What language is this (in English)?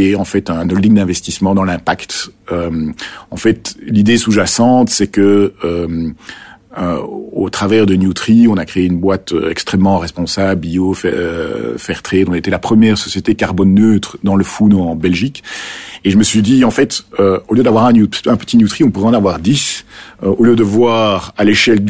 French